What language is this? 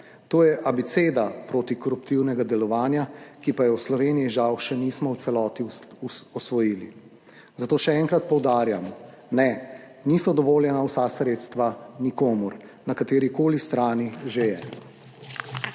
Slovenian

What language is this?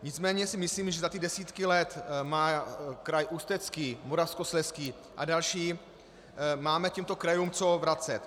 Czech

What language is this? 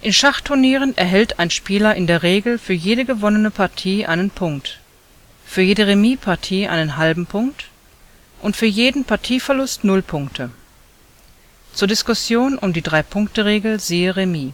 German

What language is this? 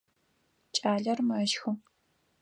Adyghe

